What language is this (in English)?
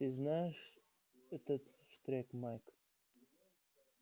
Russian